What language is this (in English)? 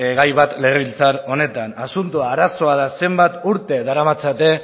Basque